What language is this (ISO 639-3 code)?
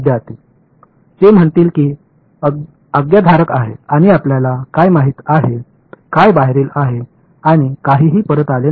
mar